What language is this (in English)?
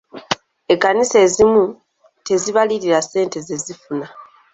Ganda